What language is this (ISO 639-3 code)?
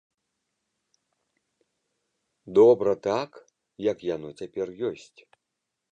bel